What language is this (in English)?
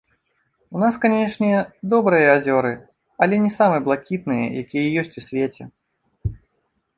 Belarusian